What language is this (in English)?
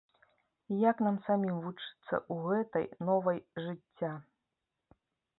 Belarusian